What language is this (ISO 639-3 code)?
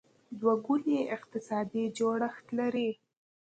pus